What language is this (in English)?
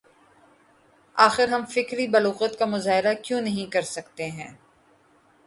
Urdu